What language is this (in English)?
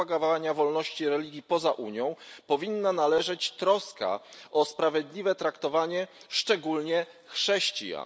Polish